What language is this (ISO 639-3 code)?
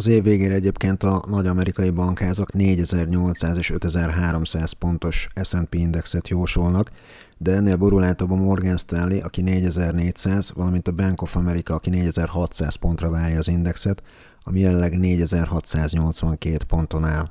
hun